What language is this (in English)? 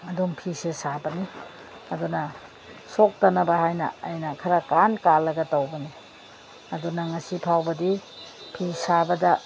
Manipuri